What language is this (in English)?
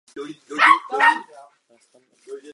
Czech